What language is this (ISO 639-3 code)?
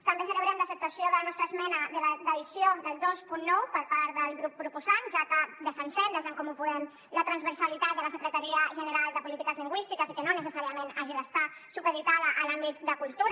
cat